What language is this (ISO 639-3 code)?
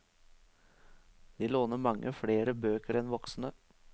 nor